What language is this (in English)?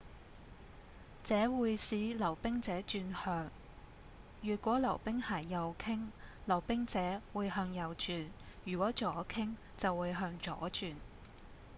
Cantonese